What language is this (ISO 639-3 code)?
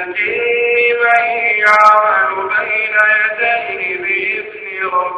ara